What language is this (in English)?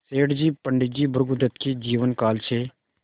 Hindi